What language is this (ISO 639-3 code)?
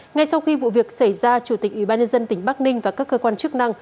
vie